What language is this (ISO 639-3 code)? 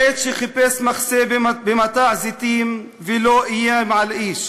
heb